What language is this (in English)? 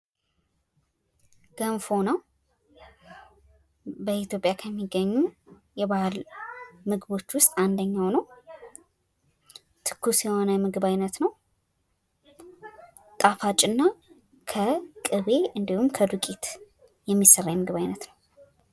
Amharic